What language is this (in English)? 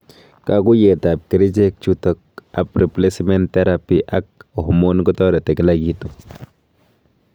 Kalenjin